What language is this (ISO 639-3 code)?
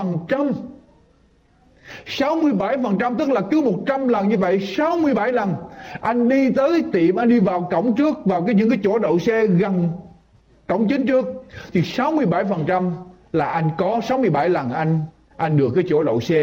vie